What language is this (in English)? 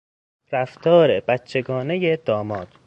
Persian